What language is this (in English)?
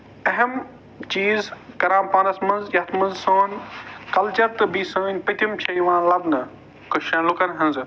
Kashmiri